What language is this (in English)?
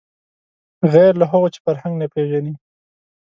Pashto